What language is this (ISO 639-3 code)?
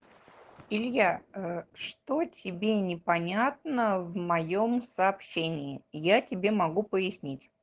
rus